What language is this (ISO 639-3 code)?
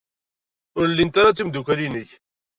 kab